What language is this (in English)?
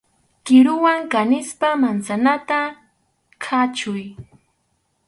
Arequipa-La Unión Quechua